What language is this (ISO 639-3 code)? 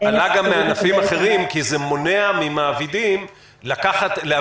heb